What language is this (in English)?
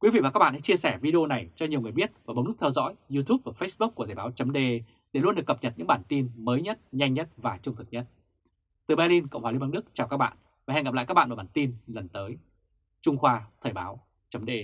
Vietnamese